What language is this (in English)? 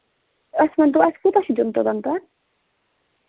Kashmiri